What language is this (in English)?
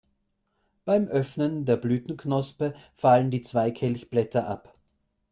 German